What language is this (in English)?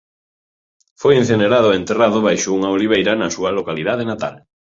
Galician